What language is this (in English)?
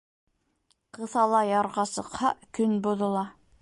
Bashkir